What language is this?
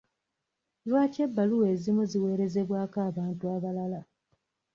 Ganda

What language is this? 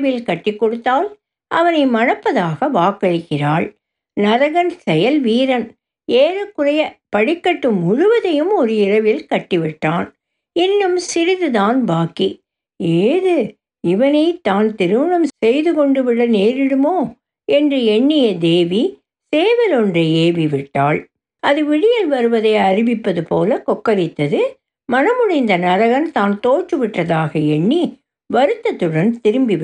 Tamil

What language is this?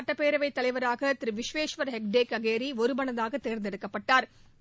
Tamil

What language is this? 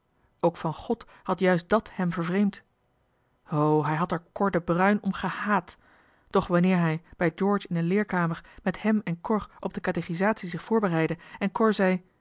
Dutch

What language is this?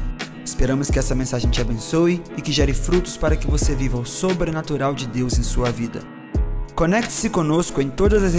Portuguese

